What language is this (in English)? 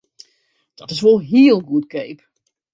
Western Frisian